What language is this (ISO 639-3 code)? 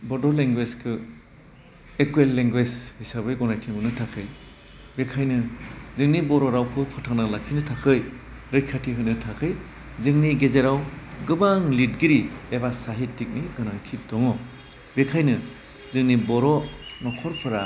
brx